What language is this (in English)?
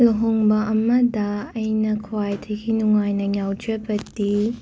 Manipuri